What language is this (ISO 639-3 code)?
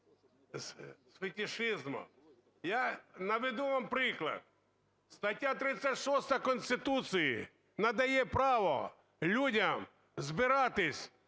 ukr